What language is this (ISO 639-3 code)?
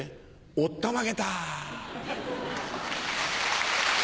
jpn